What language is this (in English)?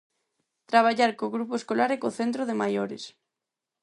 Galician